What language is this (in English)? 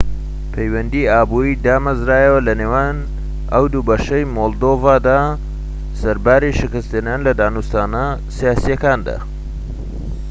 Central Kurdish